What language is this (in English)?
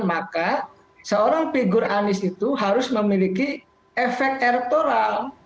Indonesian